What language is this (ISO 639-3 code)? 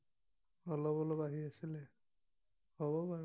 asm